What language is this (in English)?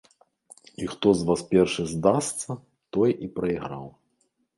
Belarusian